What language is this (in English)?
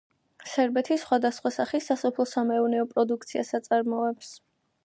Georgian